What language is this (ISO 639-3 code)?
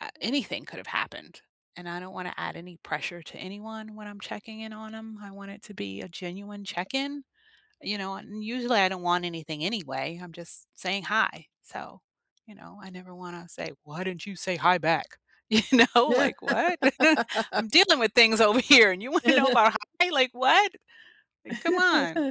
eng